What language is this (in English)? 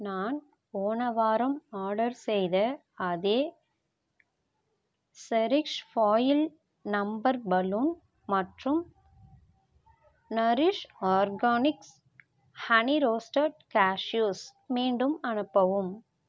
Tamil